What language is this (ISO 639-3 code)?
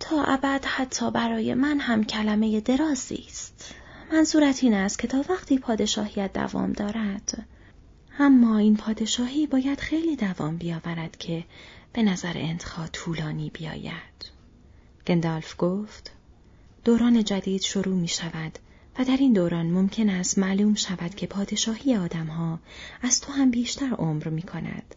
fas